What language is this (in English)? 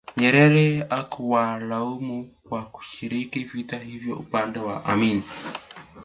Swahili